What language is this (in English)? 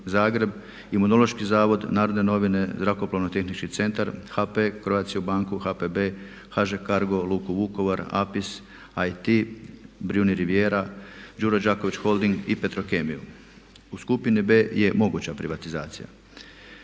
Croatian